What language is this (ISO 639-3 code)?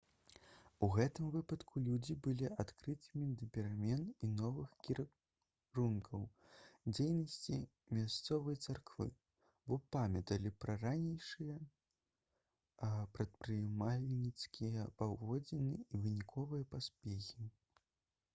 bel